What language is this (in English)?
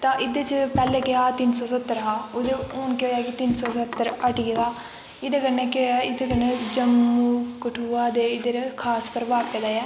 Dogri